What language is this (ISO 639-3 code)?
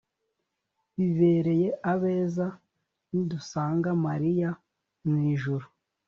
kin